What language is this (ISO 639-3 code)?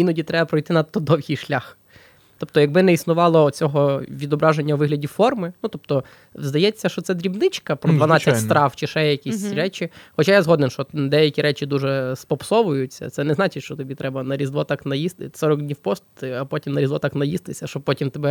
ukr